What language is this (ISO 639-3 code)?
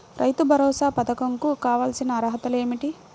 tel